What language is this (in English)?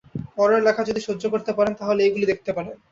Bangla